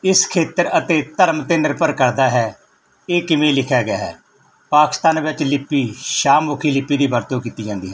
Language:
Punjabi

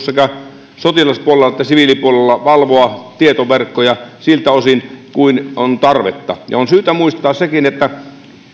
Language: Finnish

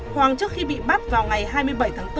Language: Vietnamese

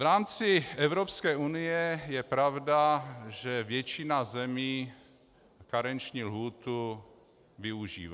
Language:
Czech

